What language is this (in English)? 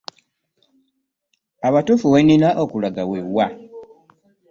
Ganda